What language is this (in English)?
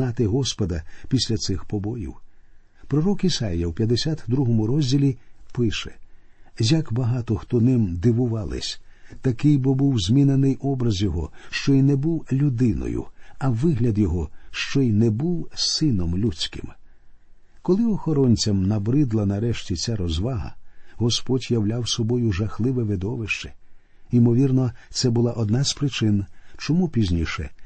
Ukrainian